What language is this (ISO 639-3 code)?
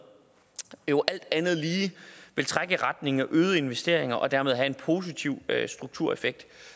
dan